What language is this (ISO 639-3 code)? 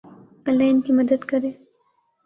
urd